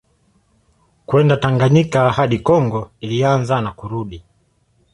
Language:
Swahili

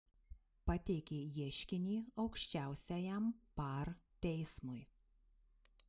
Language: Lithuanian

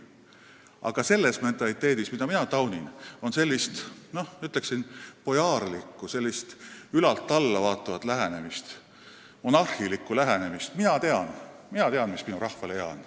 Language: Estonian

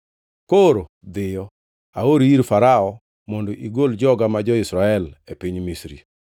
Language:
Luo (Kenya and Tanzania)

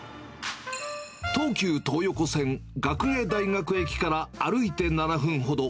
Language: Japanese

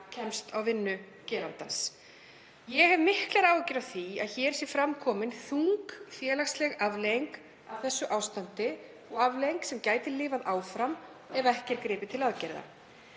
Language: Icelandic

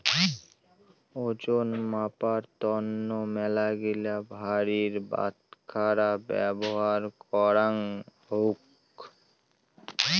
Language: Bangla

